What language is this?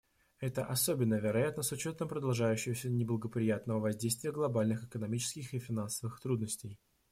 Russian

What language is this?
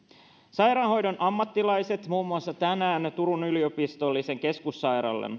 Finnish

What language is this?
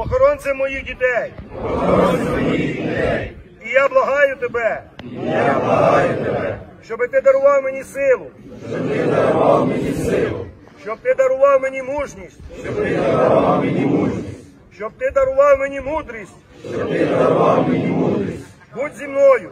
Ukrainian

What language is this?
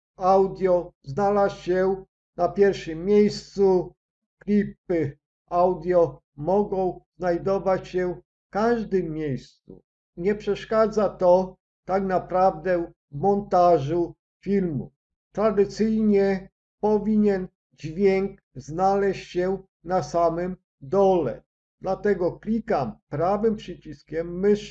Polish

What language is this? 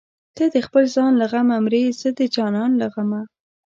Pashto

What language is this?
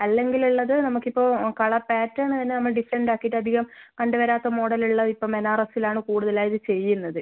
Malayalam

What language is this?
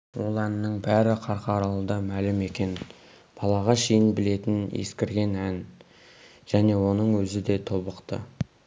Kazakh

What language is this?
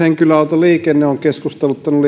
Finnish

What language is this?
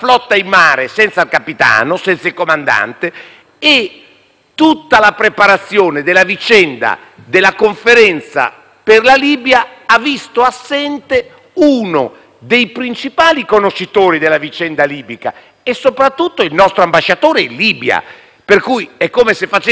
Italian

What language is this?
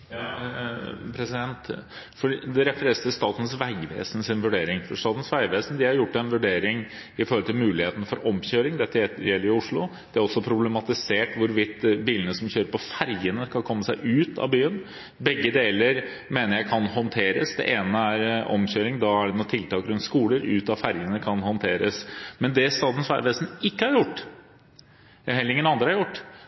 Norwegian Bokmål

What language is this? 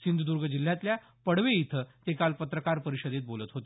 Marathi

